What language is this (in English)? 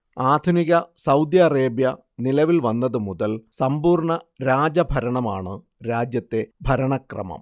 Malayalam